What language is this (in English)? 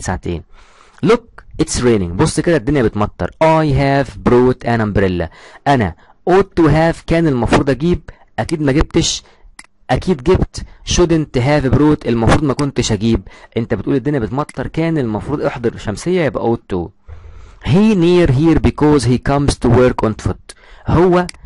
Arabic